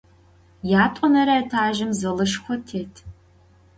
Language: Adyghe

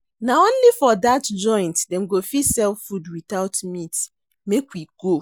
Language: Nigerian Pidgin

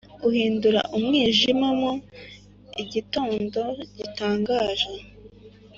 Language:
Kinyarwanda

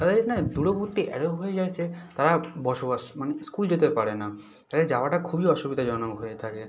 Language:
Bangla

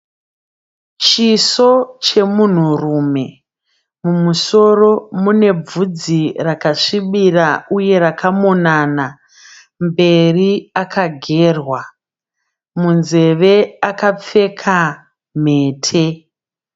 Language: Shona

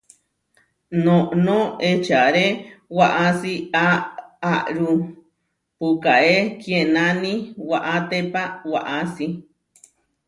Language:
Huarijio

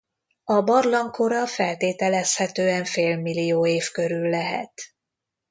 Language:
Hungarian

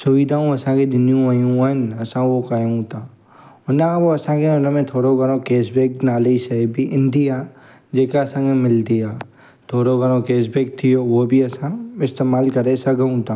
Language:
Sindhi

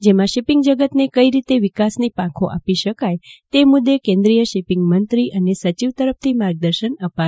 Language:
Gujarati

